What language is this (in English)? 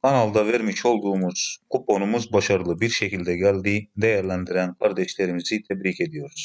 Turkish